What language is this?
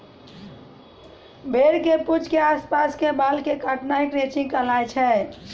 Maithili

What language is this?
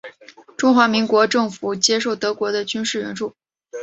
Chinese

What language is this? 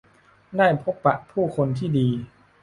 Thai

